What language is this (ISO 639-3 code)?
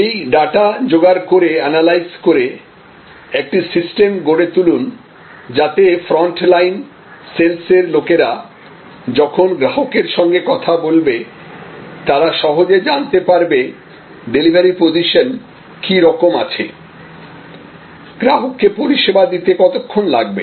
ben